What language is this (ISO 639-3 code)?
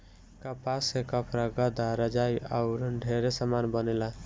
bho